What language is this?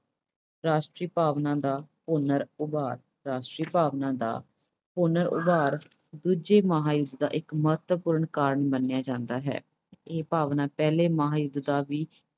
Punjabi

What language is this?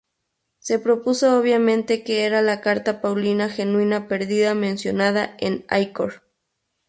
Spanish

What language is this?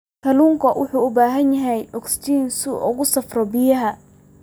Somali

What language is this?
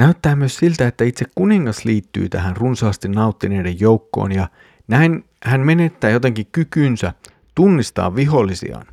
Finnish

